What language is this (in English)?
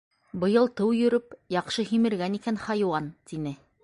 Bashkir